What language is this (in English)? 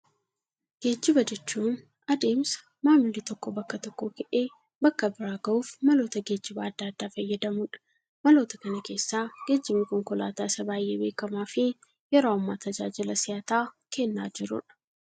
Oromo